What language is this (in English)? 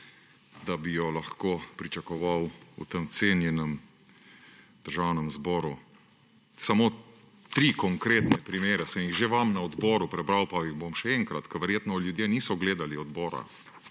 Slovenian